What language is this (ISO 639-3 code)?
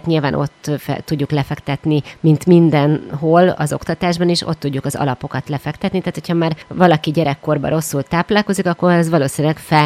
hun